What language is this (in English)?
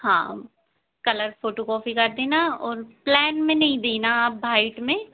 Hindi